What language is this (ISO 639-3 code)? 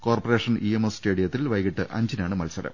mal